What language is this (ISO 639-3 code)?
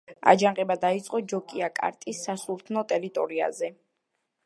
kat